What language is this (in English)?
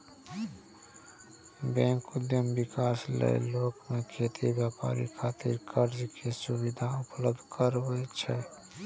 Maithili